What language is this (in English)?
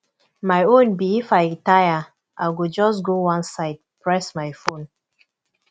Nigerian Pidgin